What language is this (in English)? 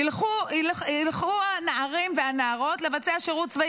Hebrew